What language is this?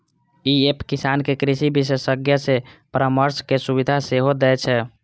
Maithili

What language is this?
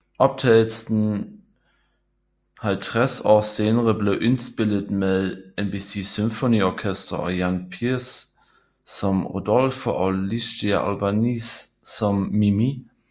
Danish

